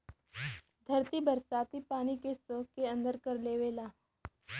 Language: Bhojpuri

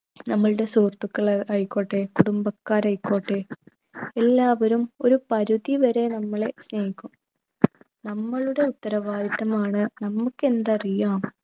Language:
Malayalam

